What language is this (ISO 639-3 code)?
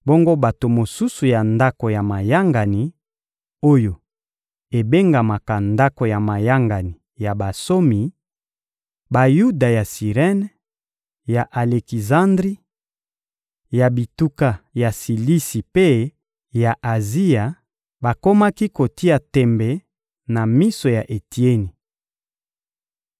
lin